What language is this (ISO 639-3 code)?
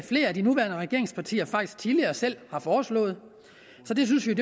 dan